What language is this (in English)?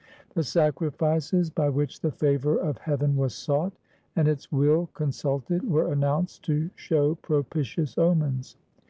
English